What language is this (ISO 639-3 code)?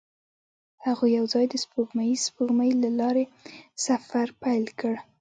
pus